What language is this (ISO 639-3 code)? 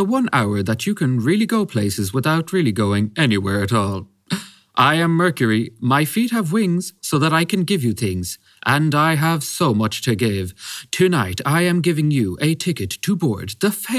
eng